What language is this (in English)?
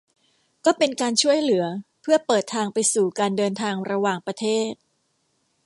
Thai